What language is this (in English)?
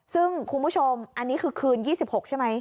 Thai